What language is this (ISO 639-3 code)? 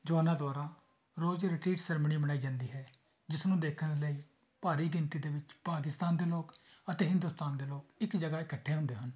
pan